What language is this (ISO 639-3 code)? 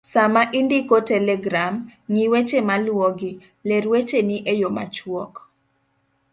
luo